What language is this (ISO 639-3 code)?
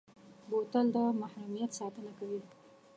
pus